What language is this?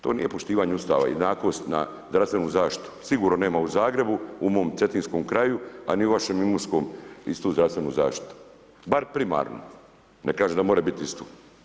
Croatian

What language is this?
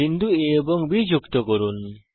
Bangla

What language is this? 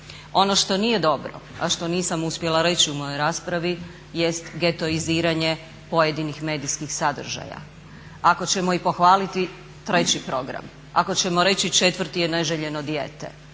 Croatian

